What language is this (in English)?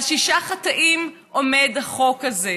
Hebrew